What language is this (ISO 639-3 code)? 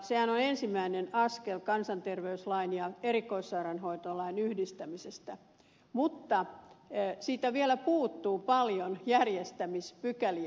fin